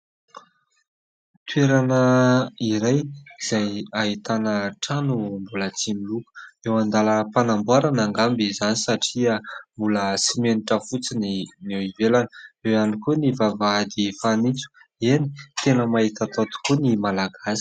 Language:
Malagasy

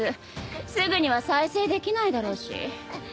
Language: Japanese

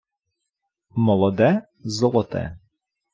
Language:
Ukrainian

